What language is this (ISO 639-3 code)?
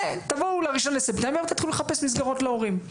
heb